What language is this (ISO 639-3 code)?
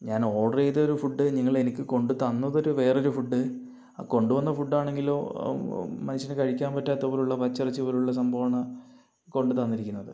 mal